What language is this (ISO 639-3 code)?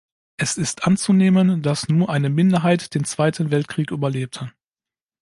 deu